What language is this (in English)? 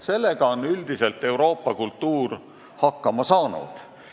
Estonian